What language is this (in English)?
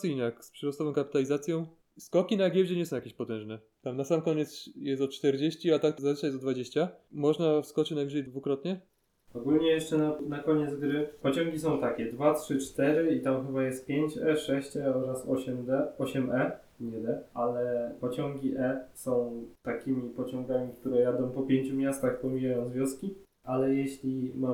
Polish